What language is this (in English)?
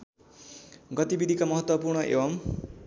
Nepali